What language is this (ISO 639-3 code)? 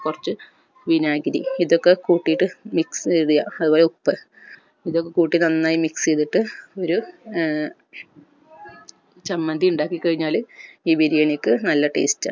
mal